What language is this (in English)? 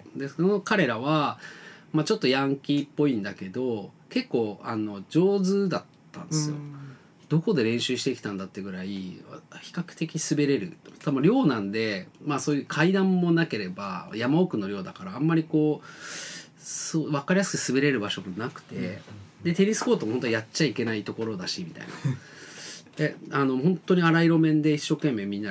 Japanese